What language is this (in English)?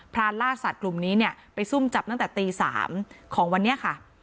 Thai